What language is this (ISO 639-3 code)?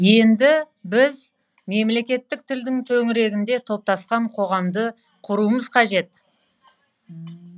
kaz